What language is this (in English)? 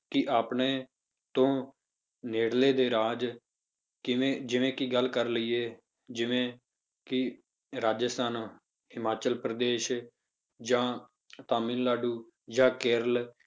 Punjabi